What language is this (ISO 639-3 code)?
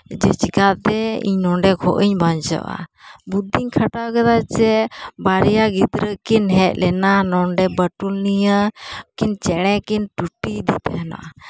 sat